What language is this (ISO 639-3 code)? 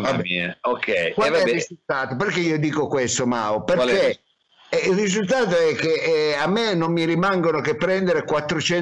ita